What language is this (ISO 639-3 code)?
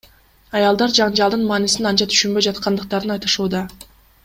kir